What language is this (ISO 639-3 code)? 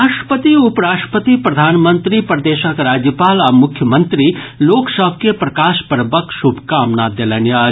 mai